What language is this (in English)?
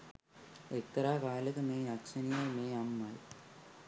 Sinhala